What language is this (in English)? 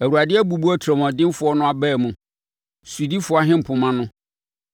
Akan